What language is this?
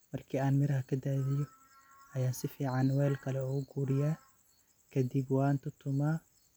Somali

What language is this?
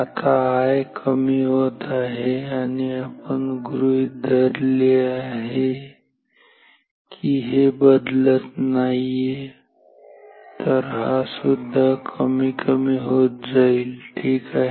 Marathi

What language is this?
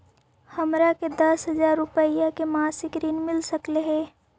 Magahi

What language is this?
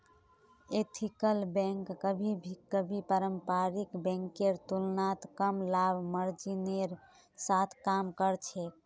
Magahi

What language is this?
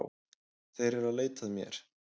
Icelandic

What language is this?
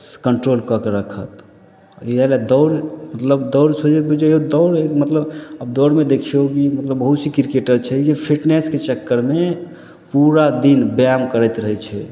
Maithili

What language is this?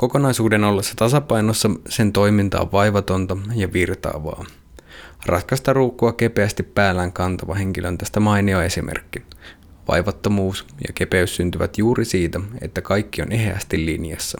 Finnish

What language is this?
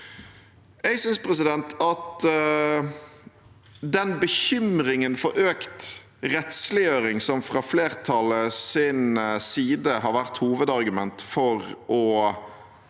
Norwegian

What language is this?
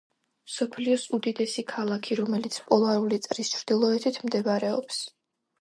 Georgian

